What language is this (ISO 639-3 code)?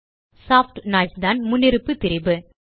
tam